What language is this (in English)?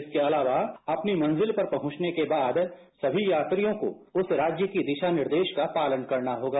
Hindi